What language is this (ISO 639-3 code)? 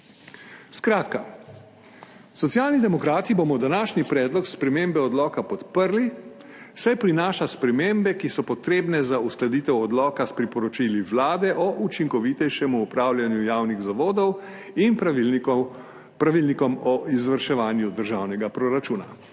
slv